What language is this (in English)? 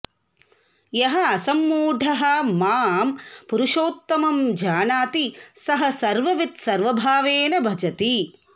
Sanskrit